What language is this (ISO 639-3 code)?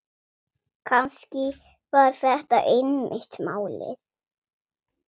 isl